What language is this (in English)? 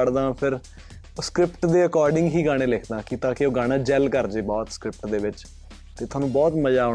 Punjabi